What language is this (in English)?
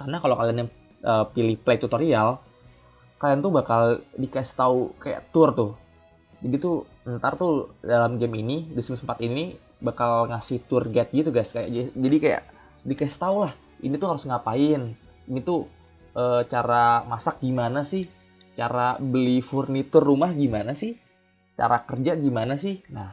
Indonesian